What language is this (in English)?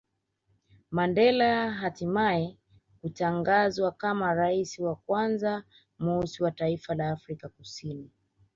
Swahili